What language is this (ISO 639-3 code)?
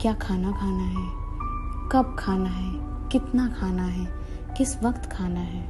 hin